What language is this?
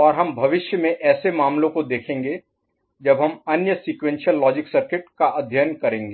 Hindi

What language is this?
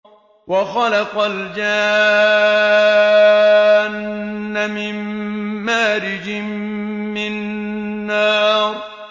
Arabic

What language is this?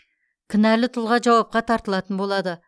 Kazakh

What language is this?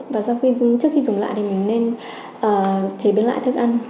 Vietnamese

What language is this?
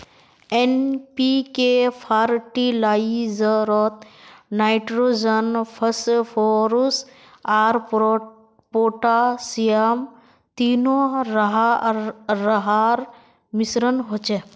Magahi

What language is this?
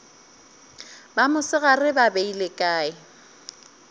Northern Sotho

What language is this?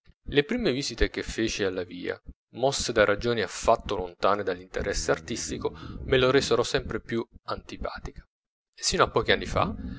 Italian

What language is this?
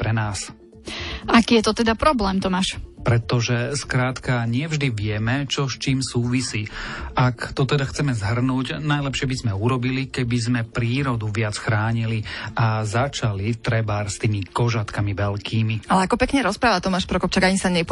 Slovak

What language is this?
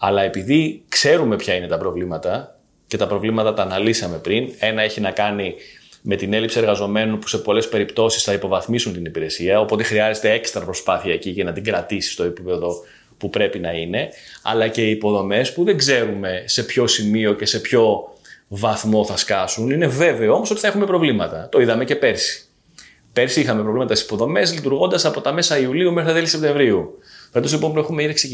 Greek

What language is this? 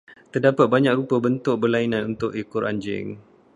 Malay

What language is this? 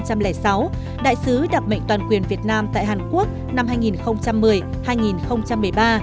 Vietnamese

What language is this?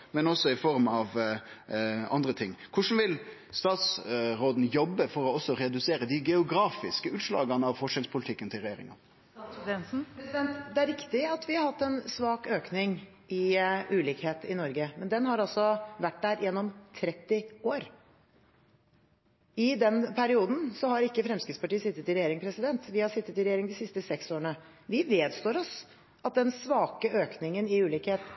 Norwegian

